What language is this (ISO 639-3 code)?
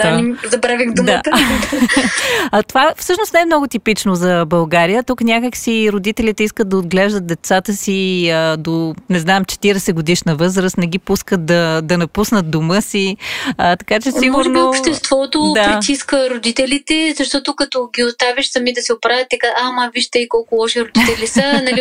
bul